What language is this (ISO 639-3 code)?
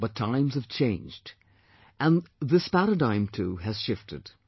eng